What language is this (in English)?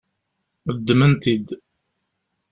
Kabyle